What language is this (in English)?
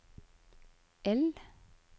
Norwegian